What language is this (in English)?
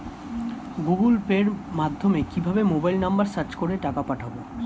Bangla